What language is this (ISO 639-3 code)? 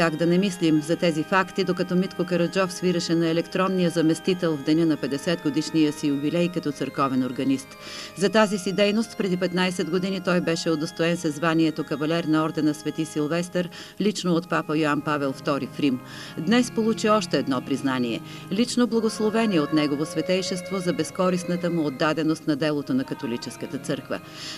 bul